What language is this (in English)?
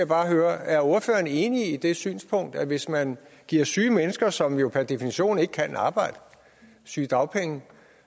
Danish